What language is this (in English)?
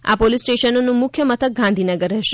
Gujarati